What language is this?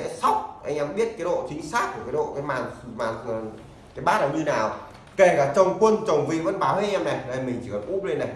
Vietnamese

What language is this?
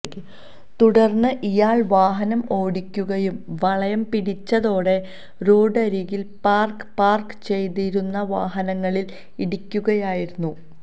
Malayalam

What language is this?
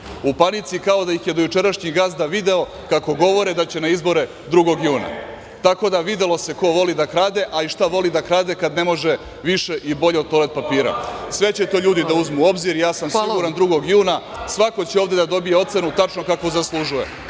Serbian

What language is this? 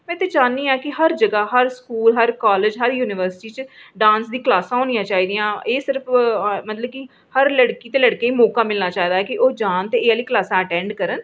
Dogri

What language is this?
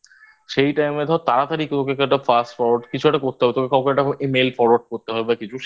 Bangla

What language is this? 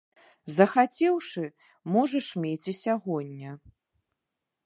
Belarusian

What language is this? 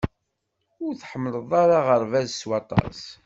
Kabyle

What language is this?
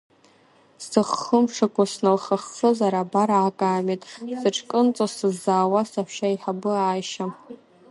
Abkhazian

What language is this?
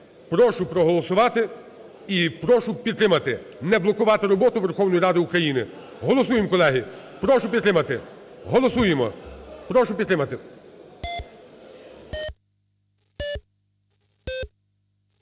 Ukrainian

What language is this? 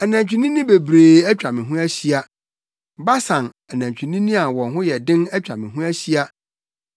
Akan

